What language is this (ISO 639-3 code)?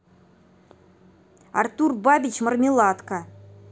rus